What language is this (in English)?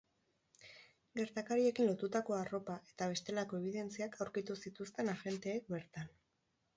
Basque